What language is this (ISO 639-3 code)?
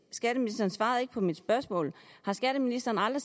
dan